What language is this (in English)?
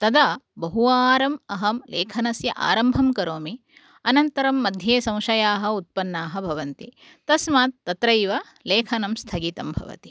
Sanskrit